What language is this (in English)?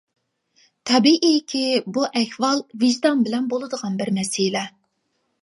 Uyghur